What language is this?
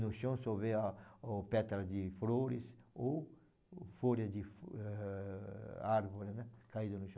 Portuguese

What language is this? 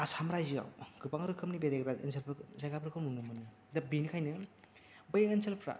Bodo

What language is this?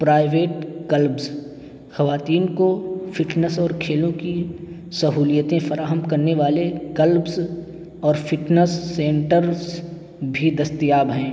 Urdu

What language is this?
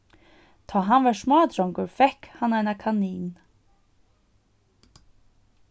Faroese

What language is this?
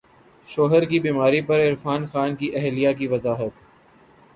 Urdu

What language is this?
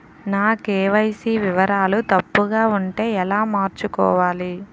Telugu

